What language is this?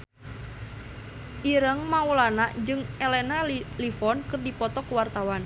Sundanese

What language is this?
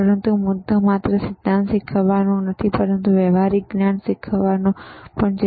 Gujarati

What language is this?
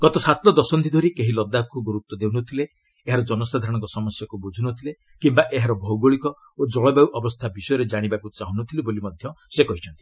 Odia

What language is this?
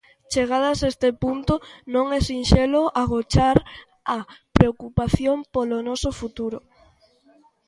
Galician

